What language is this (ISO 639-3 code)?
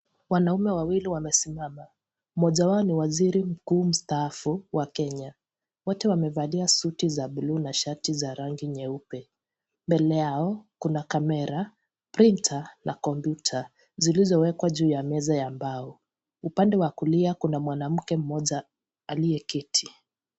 swa